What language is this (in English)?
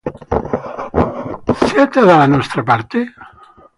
Italian